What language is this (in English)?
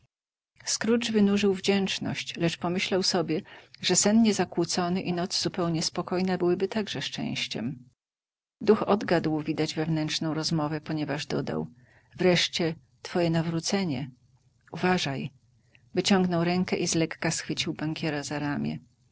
Polish